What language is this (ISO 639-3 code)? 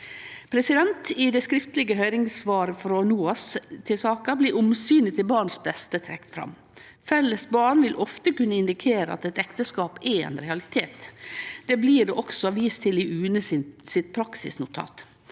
nor